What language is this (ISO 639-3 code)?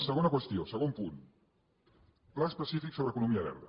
cat